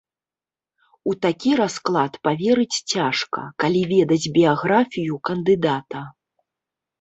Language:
Belarusian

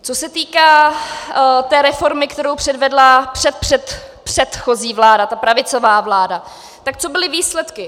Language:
Czech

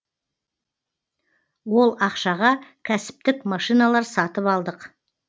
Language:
Kazakh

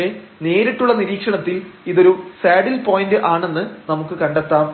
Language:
Malayalam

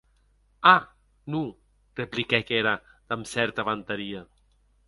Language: Occitan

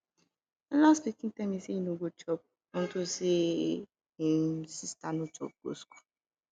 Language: Nigerian Pidgin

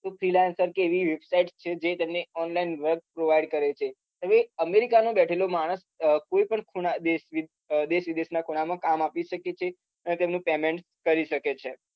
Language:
Gujarati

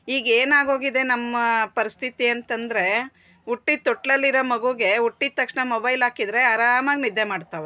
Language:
Kannada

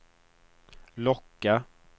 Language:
Swedish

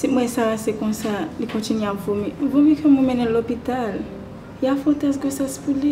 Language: French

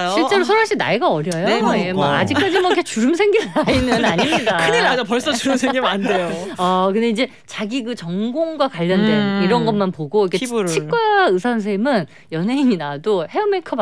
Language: Korean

